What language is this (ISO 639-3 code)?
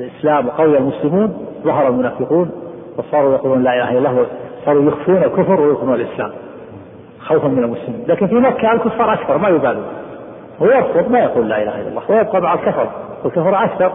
ara